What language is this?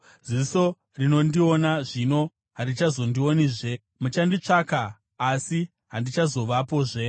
Shona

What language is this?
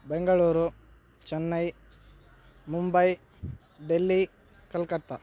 Sanskrit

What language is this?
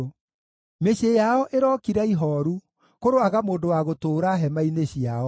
Kikuyu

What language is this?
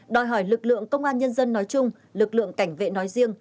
Vietnamese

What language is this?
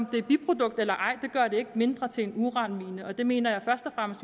Danish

